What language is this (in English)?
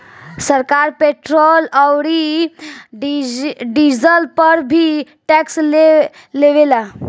Bhojpuri